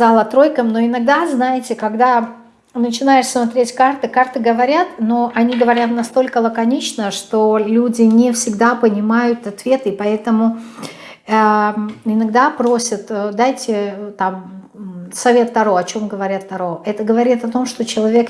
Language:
Russian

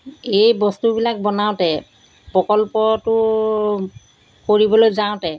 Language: Assamese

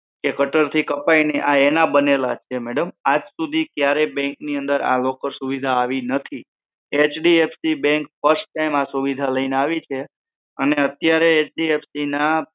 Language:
Gujarati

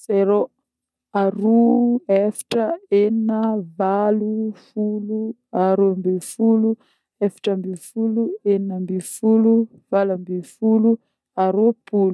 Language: Northern Betsimisaraka Malagasy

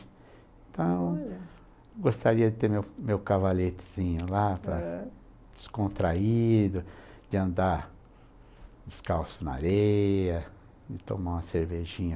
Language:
Portuguese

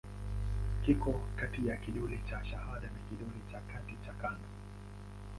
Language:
Swahili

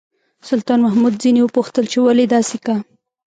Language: Pashto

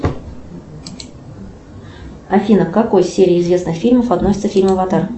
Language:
Russian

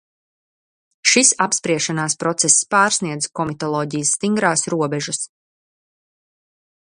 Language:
Latvian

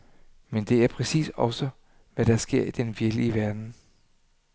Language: Danish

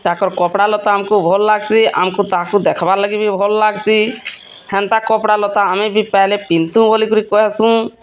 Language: Odia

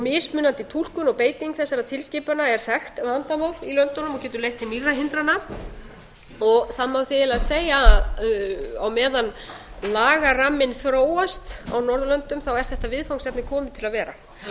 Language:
Icelandic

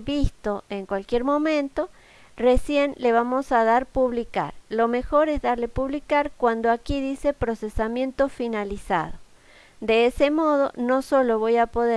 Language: Spanish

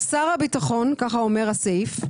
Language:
Hebrew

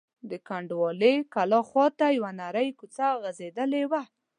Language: Pashto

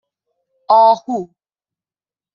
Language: Persian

